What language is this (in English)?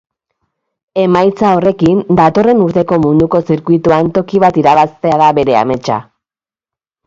Basque